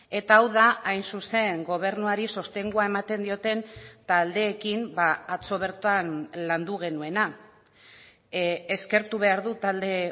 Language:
Basque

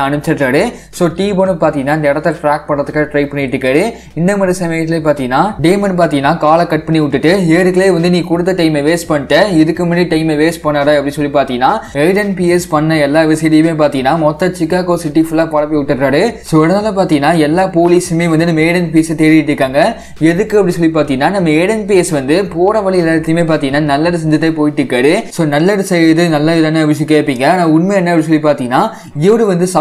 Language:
Korean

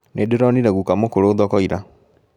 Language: Kikuyu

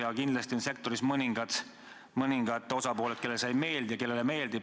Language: Estonian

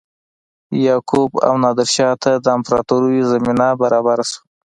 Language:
Pashto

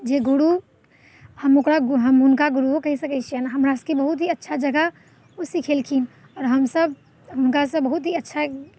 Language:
Maithili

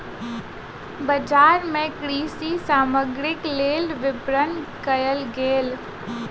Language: Maithili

